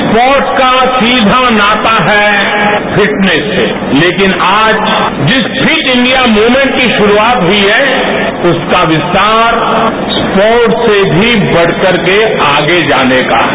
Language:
Hindi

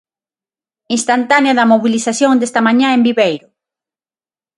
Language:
Galician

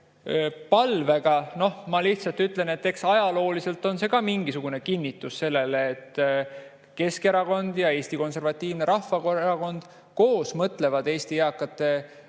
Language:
Estonian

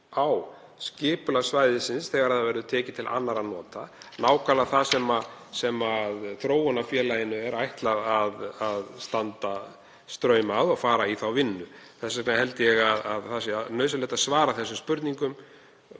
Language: Icelandic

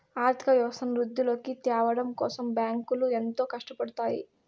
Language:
Telugu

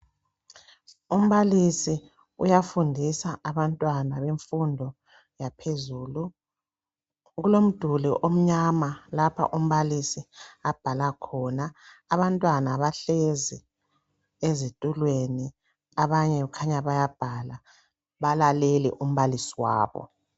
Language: North Ndebele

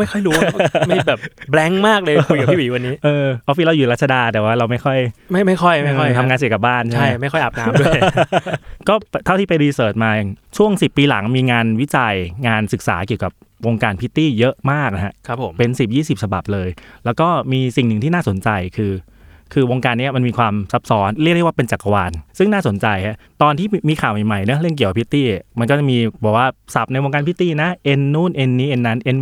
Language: Thai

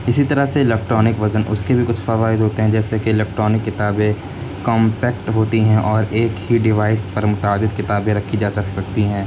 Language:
Urdu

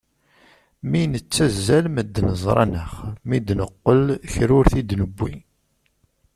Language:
Kabyle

